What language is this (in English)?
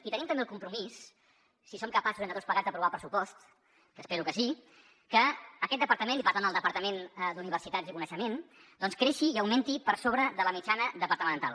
Catalan